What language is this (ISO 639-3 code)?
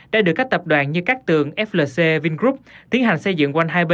vie